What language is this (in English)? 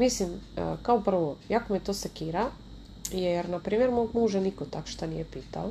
Croatian